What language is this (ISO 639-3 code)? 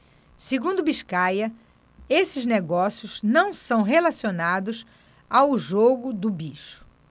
por